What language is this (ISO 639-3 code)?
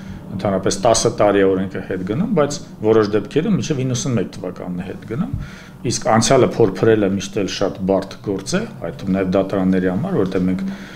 ron